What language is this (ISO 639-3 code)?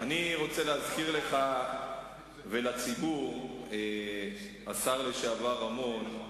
heb